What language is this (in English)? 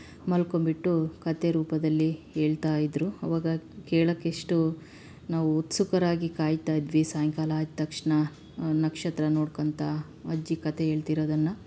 Kannada